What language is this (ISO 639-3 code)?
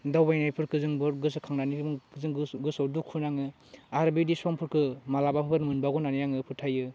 brx